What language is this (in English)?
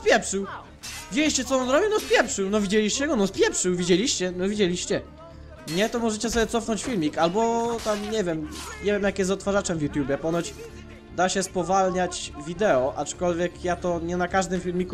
Polish